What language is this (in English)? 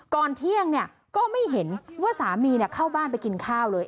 Thai